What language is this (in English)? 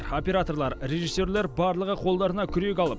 Kazakh